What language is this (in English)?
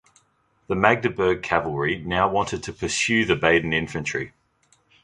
English